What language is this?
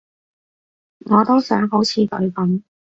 Cantonese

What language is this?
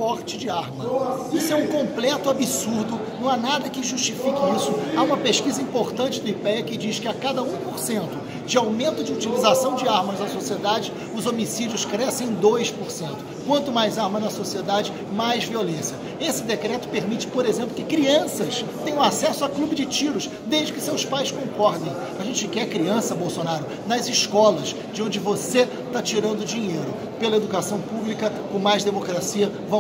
Portuguese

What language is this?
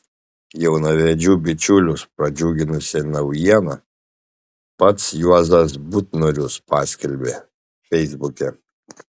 Lithuanian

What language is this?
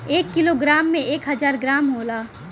Bhojpuri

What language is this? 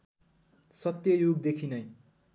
Nepali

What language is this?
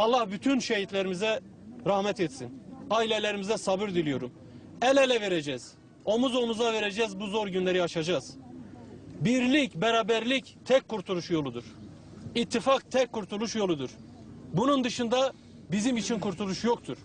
Turkish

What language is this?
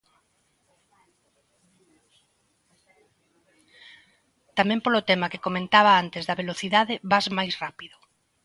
Galician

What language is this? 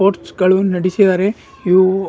Kannada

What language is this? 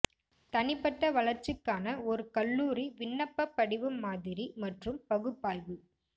Tamil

